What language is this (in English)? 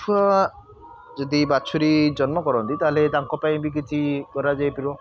Odia